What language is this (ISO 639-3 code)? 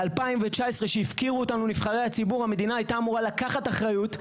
heb